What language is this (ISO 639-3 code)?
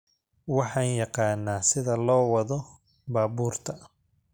som